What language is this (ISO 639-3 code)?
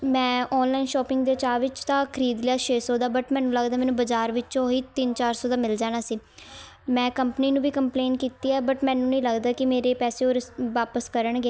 pan